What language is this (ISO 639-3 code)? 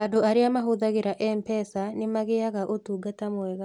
kik